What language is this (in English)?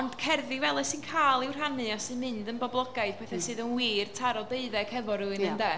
Welsh